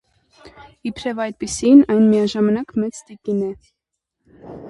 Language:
Armenian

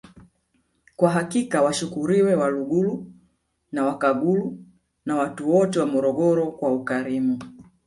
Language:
Swahili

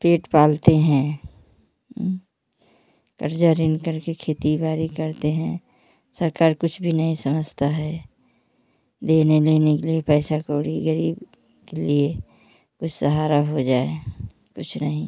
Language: Hindi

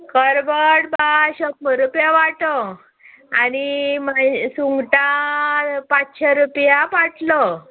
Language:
Konkani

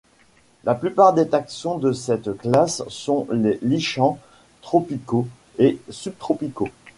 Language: French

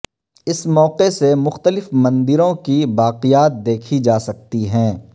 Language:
Urdu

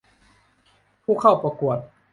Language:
Thai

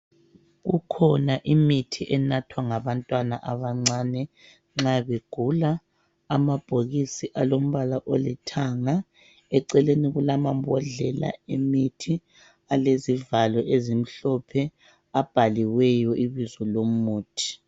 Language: North Ndebele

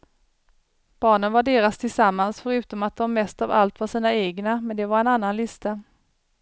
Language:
Swedish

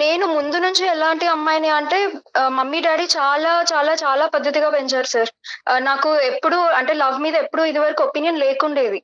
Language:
Telugu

